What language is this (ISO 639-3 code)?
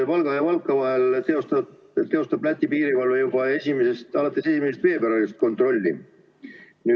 est